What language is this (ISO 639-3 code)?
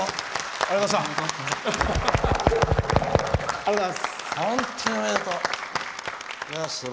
jpn